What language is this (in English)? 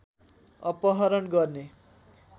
Nepali